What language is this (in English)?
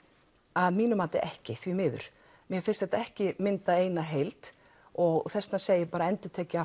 Icelandic